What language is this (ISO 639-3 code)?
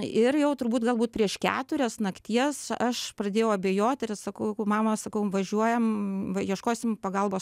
lit